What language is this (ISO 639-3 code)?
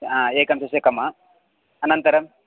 san